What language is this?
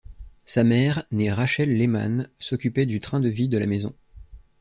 French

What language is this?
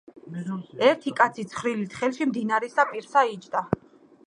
Georgian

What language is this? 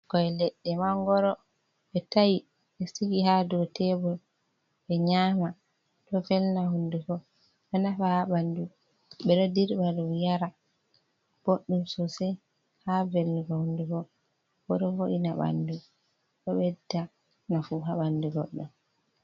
Fula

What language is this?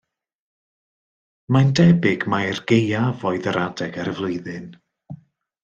Welsh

